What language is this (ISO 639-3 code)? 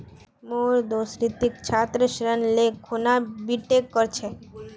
mag